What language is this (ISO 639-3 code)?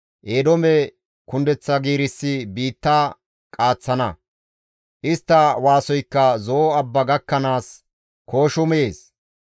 gmv